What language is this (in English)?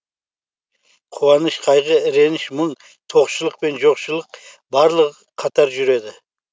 Kazakh